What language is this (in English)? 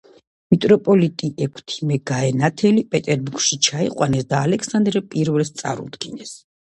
Georgian